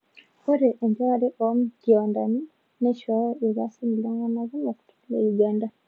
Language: Masai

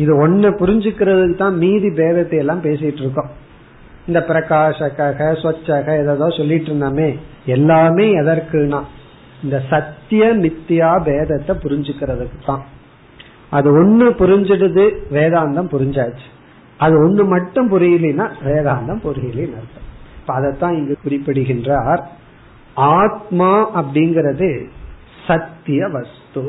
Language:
Tamil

